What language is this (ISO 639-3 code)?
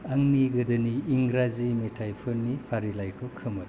brx